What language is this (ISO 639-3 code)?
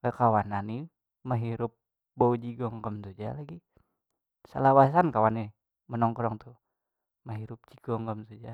bjn